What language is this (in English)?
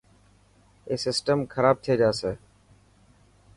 Dhatki